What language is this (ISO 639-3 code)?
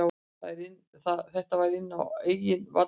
isl